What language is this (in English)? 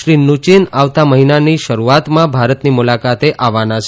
Gujarati